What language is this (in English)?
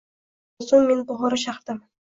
Uzbek